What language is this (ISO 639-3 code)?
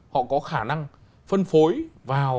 vie